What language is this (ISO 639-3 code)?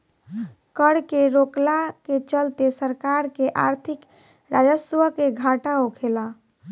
bho